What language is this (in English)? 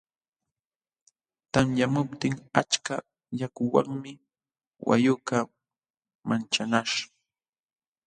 Jauja Wanca Quechua